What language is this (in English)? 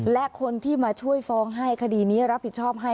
Thai